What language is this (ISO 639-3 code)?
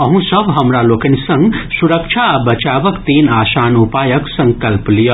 mai